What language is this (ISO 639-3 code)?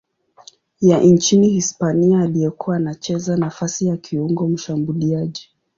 swa